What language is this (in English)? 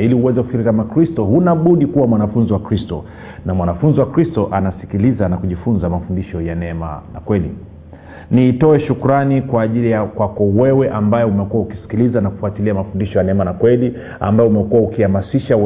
Swahili